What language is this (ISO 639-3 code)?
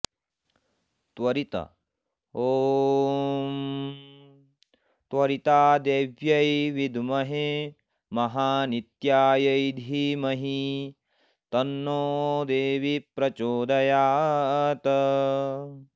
san